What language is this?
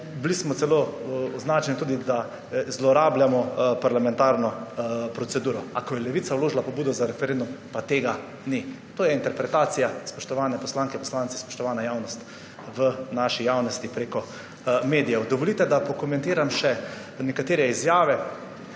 Slovenian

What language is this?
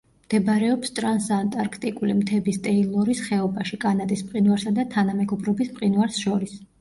Georgian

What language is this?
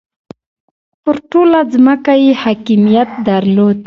Pashto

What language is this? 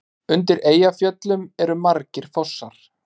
Icelandic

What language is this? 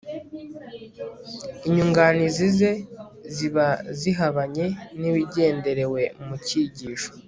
Kinyarwanda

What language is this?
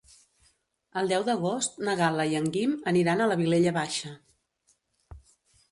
Catalan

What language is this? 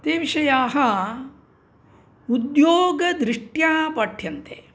Sanskrit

